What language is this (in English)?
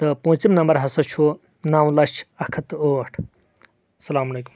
Kashmiri